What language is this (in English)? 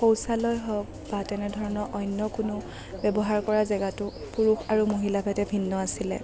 Assamese